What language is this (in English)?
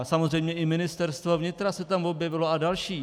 Czech